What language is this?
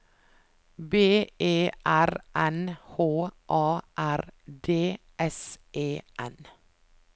Norwegian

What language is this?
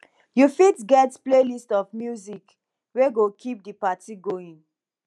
Nigerian Pidgin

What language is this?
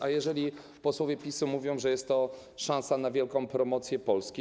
Polish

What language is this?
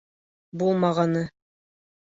Bashkir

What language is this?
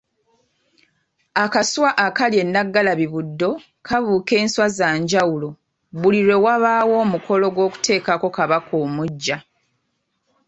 Ganda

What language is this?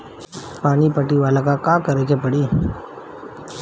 Bhojpuri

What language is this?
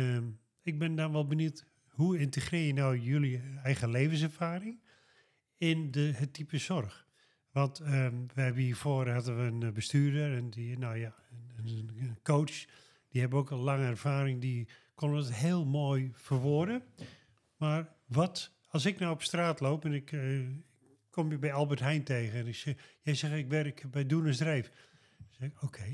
Dutch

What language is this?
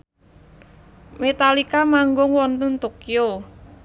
Javanese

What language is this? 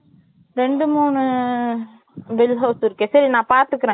Tamil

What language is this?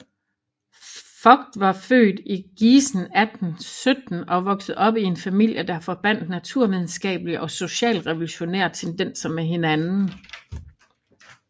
Danish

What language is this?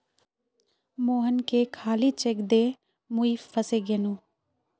Magahi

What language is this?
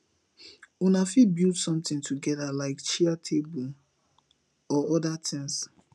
Nigerian Pidgin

